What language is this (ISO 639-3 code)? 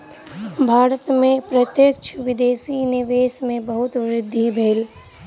mai